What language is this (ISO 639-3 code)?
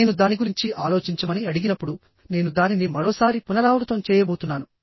tel